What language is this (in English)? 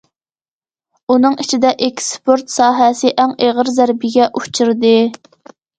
Uyghur